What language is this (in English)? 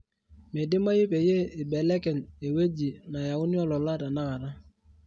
Masai